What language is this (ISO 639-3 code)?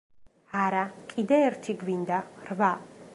kat